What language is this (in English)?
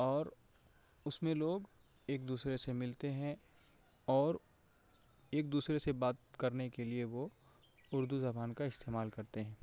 Urdu